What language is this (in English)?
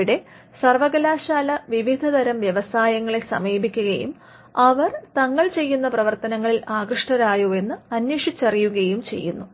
Malayalam